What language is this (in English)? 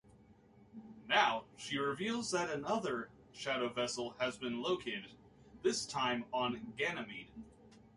English